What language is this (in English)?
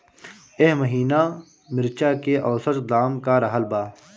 Bhojpuri